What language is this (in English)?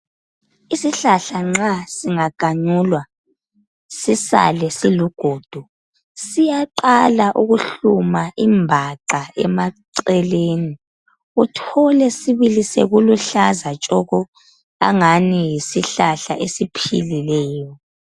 North Ndebele